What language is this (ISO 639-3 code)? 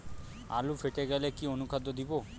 ben